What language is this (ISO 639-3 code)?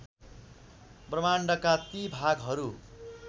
nep